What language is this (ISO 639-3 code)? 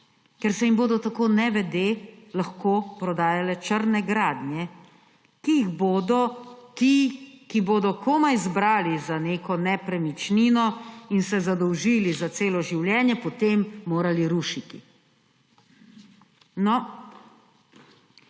slv